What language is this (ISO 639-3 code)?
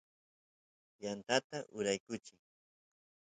qus